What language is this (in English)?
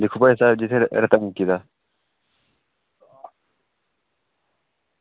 Dogri